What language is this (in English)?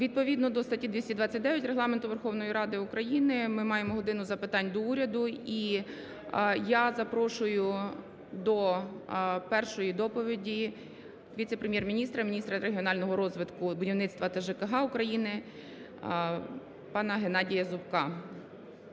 Ukrainian